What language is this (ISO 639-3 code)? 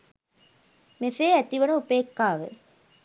sin